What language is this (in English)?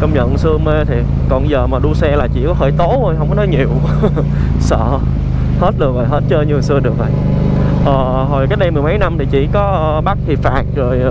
Vietnamese